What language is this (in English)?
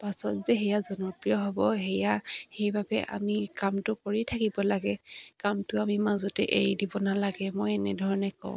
Assamese